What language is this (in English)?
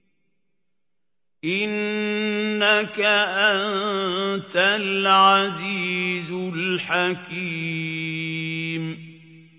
Arabic